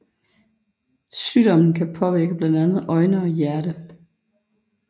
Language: Danish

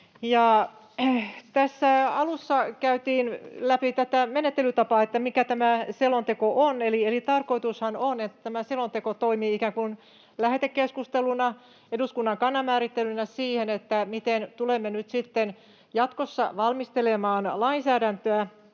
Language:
Finnish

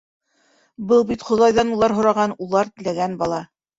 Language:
Bashkir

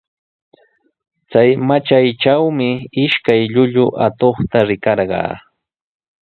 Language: Sihuas Ancash Quechua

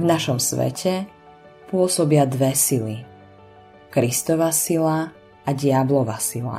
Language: Slovak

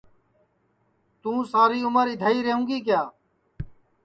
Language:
Sansi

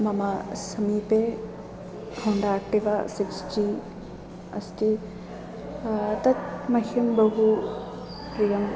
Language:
Sanskrit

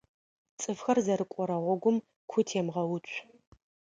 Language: Adyghe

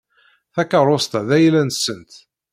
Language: Kabyle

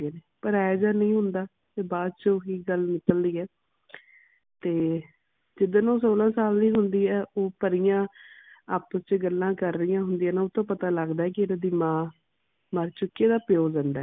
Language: Punjabi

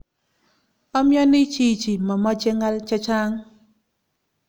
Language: Kalenjin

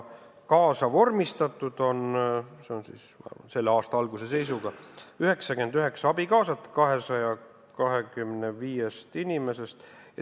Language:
Estonian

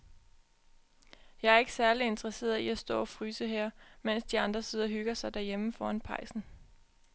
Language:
Danish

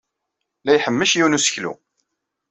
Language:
Kabyle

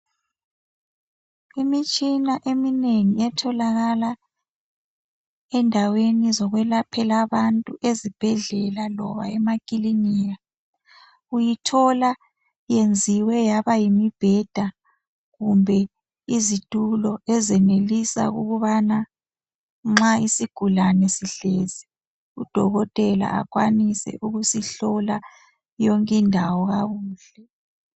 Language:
North Ndebele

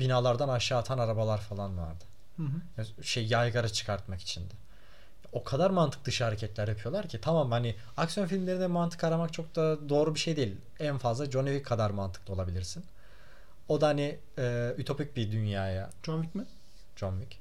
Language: Turkish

